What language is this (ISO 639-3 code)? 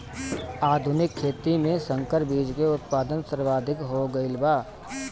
bho